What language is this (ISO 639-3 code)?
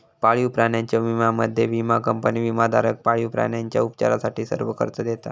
mar